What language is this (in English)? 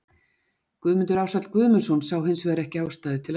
Icelandic